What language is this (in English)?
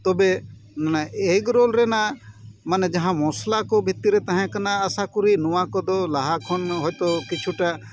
Santali